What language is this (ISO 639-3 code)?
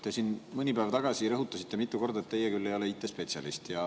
est